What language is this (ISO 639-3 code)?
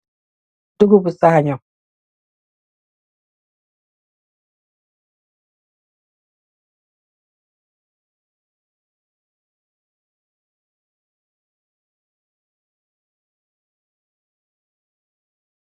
wol